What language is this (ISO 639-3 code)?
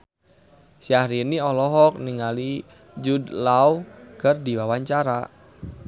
sun